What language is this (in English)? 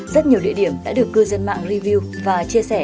Vietnamese